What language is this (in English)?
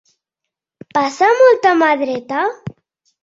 Catalan